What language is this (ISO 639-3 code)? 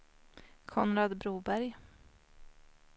swe